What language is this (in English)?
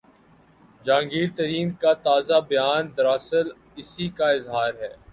Urdu